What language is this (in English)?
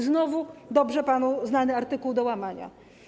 Polish